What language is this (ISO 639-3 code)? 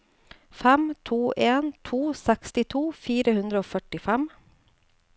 nor